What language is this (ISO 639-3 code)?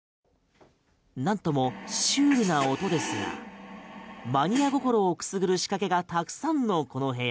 jpn